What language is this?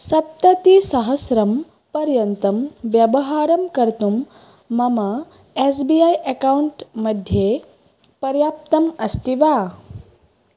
Sanskrit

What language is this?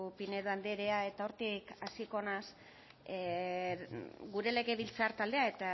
Basque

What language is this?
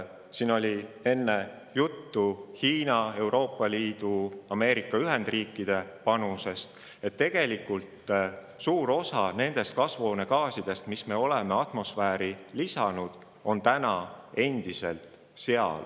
Estonian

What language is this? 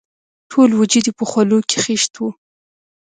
Pashto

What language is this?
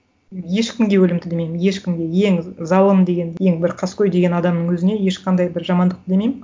Kazakh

